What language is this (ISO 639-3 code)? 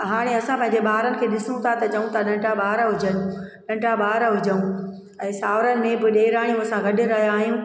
snd